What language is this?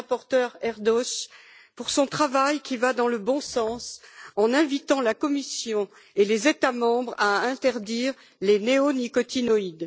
French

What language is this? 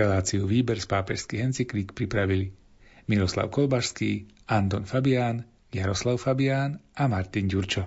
Slovak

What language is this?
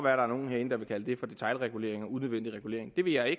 Danish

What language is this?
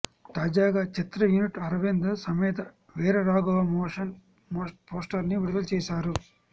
Telugu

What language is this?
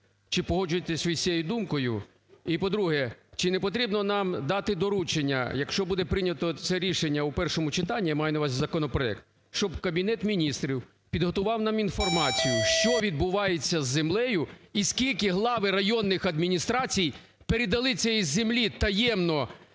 Ukrainian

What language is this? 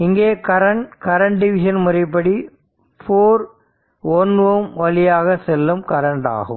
Tamil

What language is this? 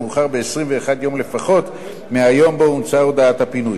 Hebrew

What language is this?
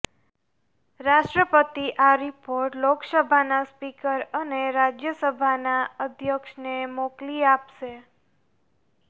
Gujarati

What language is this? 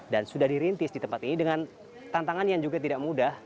Indonesian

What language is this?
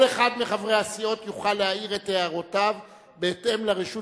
Hebrew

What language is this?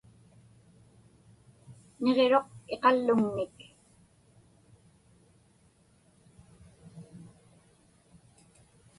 Inupiaq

